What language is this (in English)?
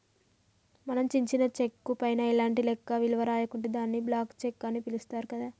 Telugu